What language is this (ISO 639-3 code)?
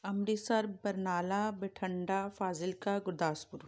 pan